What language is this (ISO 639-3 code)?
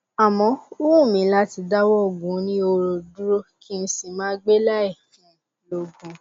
yor